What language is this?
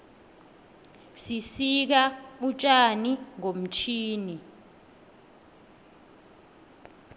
South Ndebele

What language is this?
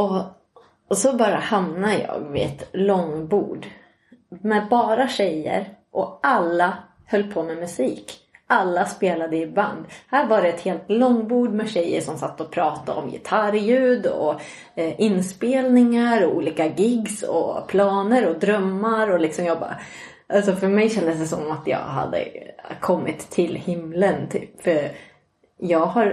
Swedish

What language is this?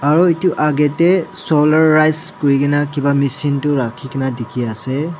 Naga Pidgin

